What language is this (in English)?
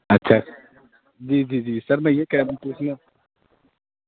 Urdu